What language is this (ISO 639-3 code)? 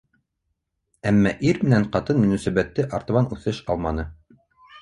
bak